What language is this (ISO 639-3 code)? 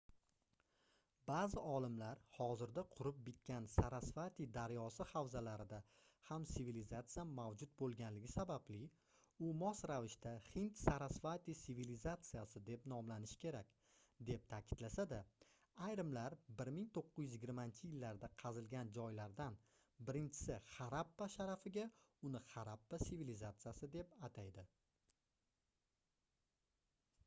uzb